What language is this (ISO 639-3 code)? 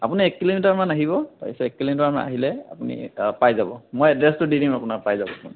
asm